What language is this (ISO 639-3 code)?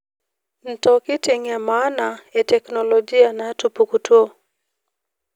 mas